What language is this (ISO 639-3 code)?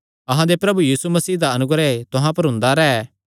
xnr